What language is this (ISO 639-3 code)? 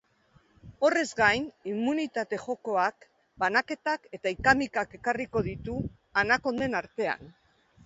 eus